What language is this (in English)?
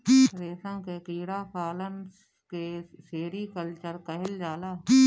Bhojpuri